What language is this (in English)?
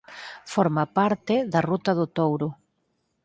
Galician